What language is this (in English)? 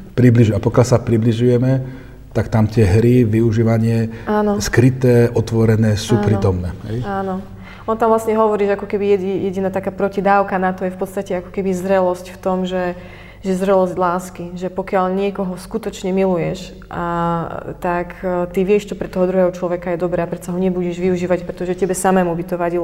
Slovak